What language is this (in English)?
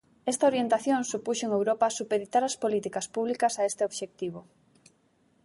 Galician